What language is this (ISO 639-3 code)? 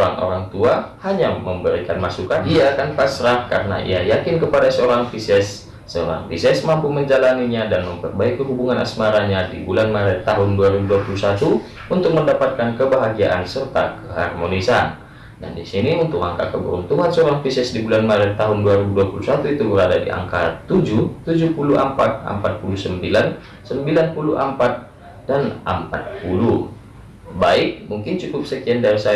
ind